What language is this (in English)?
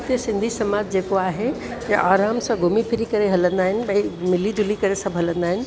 Sindhi